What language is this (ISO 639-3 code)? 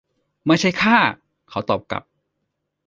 tha